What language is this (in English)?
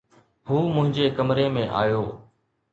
Sindhi